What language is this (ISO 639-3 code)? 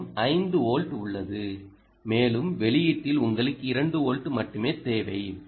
tam